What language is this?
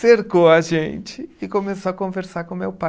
Portuguese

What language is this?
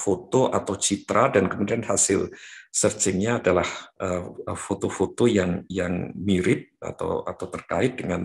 Indonesian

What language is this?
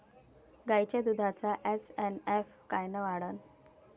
Marathi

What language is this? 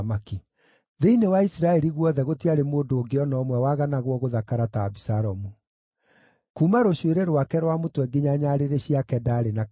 Kikuyu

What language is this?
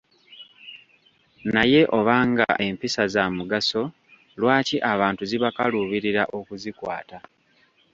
Ganda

